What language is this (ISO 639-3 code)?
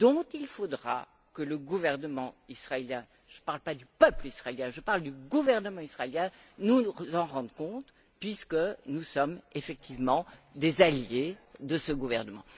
fra